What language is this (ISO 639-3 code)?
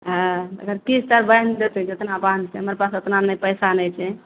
mai